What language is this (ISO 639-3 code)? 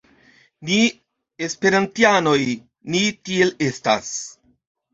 epo